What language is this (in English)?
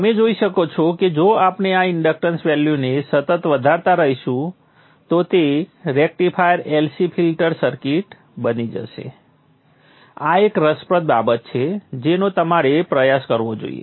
Gujarati